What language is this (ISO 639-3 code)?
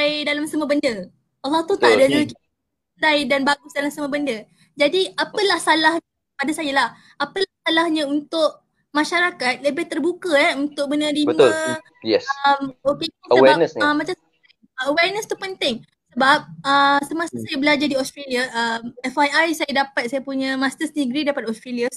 msa